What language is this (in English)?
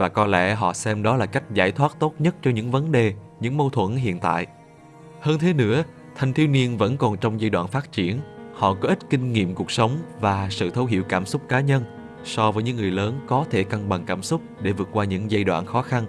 Vietnamese